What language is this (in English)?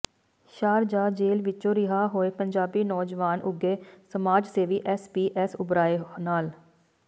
Punjabi